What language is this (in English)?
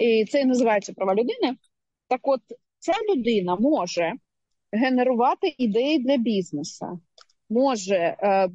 Ukrainian